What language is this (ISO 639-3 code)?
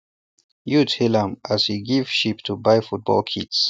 pcm